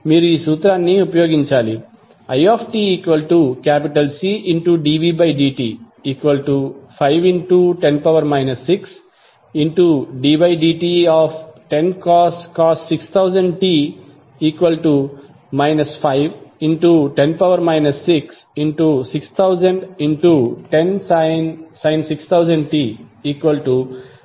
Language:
Telugu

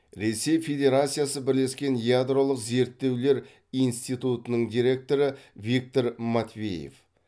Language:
Kazakh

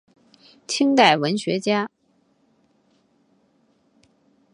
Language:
Chinese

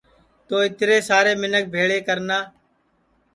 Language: Sansi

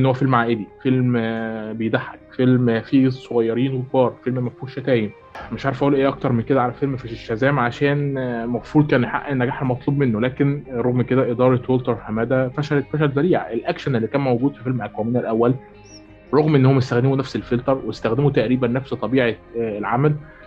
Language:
Arabic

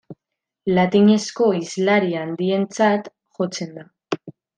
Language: Basque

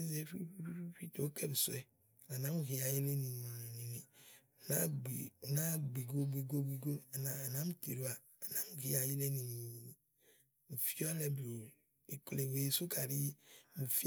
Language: Igo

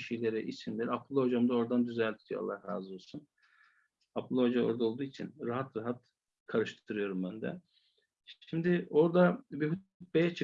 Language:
Turkish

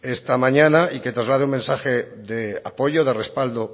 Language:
Spanish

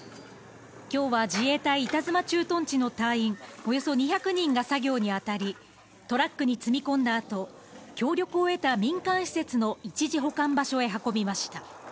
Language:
Japanese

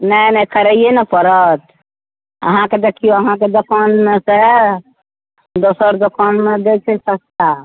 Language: Maithili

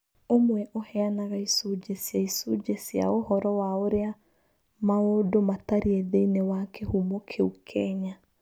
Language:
Kikuyu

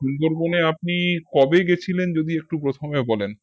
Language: Bangla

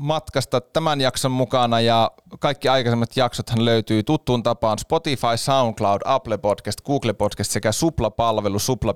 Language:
Finnish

